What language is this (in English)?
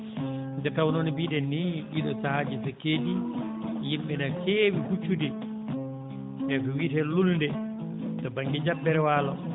Fula